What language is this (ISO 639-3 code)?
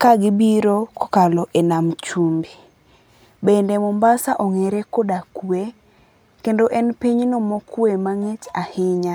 luo